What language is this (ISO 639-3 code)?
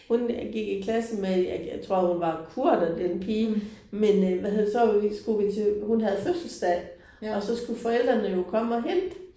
dan